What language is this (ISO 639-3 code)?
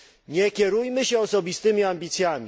pol